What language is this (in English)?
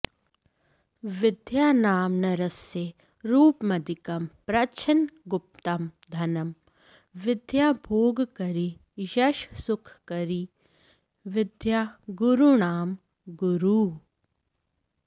Sanskrit